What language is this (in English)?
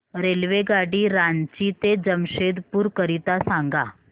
Marathi